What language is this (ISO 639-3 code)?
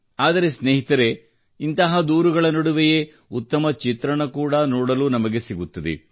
kan